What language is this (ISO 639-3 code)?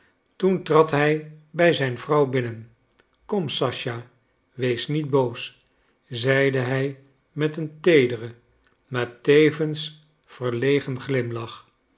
nld